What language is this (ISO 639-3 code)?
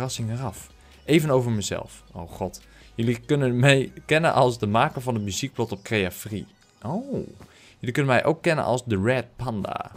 nld